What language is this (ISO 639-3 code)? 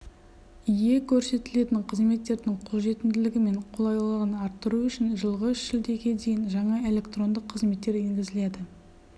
kaz